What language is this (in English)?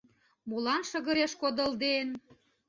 Mari